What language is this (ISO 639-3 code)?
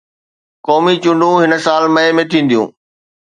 snd